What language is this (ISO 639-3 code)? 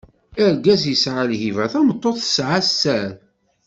kab